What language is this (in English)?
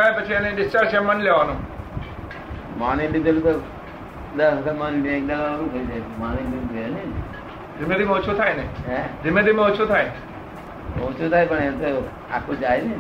Gujarati